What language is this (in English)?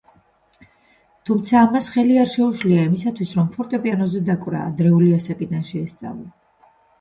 Georgian